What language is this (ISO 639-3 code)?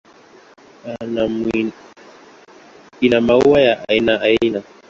swa